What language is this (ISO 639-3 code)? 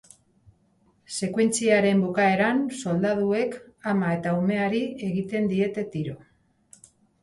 eus